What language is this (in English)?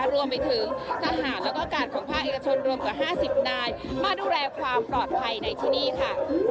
Thai